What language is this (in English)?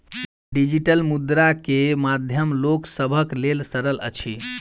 Maithili